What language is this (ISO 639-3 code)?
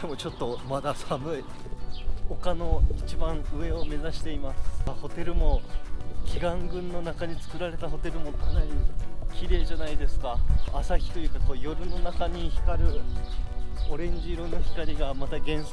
jpn